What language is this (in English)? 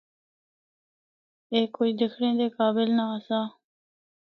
Northern Hindko